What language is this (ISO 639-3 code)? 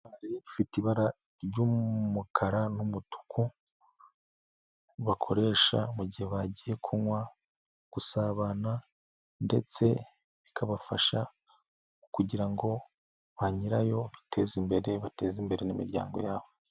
kin